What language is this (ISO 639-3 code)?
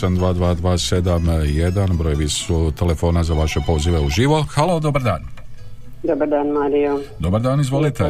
hrv